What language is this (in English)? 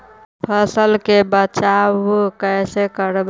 Magahi